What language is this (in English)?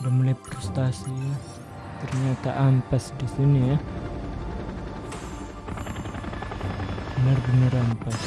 Indonesian